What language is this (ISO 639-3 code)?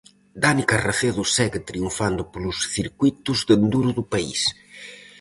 glg